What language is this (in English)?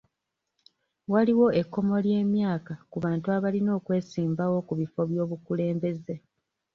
Ganda